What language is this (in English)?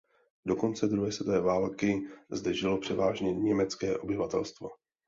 Czech